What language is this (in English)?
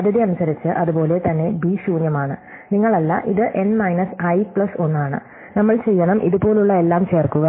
Malayalam